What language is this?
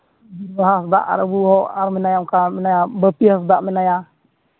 Santali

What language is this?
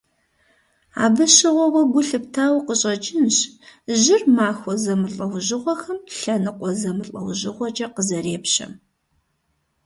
Kabardian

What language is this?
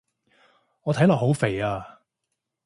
Cantonese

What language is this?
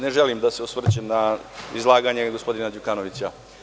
Serbian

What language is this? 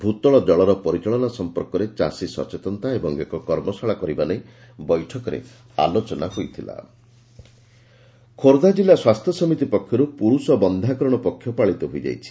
Odia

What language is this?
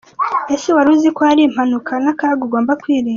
Kinyarwanda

